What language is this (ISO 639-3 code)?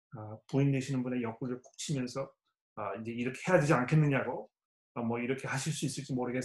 kor